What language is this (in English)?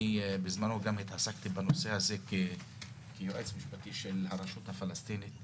Hebrew